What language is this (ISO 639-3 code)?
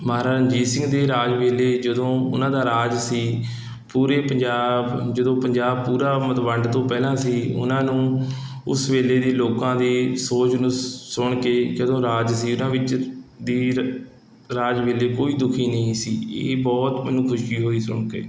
pan